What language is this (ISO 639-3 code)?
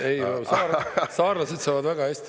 est